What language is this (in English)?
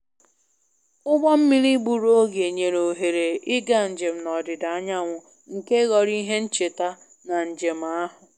Igbo